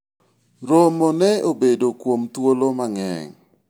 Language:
Luo (Kenya and Tanzania)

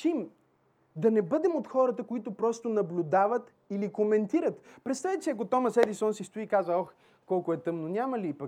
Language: Bulgarian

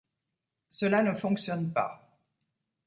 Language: French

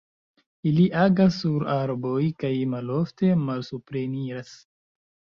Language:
Esperanto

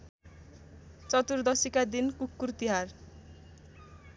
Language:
Nepali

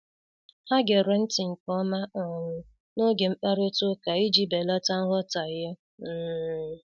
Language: Igbo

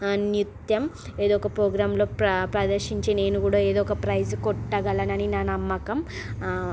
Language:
Telugu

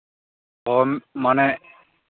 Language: Santali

